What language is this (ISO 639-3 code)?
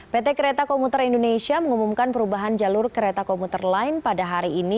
ind